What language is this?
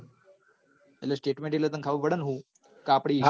Gujarati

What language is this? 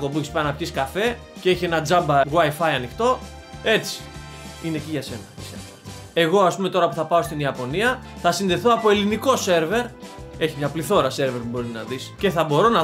Greek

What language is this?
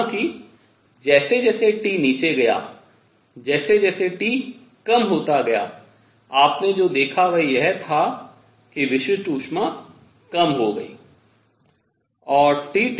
Hindi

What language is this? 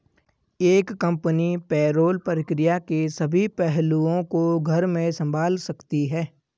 Hindi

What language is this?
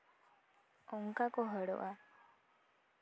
Santali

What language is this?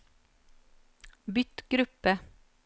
Norwegian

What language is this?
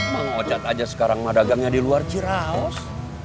Indonesian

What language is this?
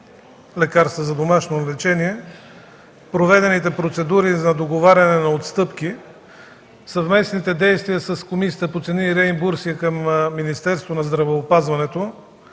Bulgarian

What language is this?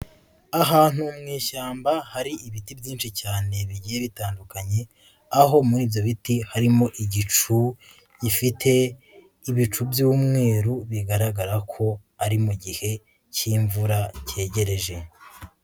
Kinyarwanda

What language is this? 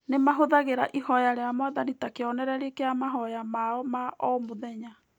Kikuyu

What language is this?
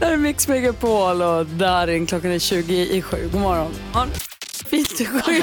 Swedish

